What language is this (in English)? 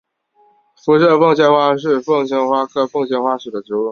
Chinese